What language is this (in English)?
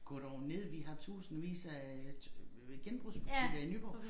Danish